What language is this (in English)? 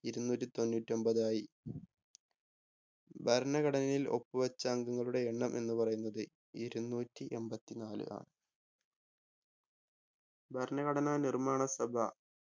Malayalam